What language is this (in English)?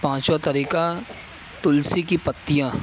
Urdu